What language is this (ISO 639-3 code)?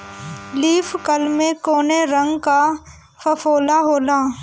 bho